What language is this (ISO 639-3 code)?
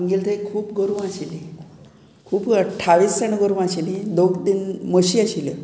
kok